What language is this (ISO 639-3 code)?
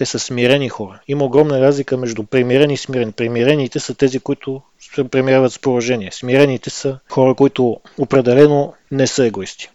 bul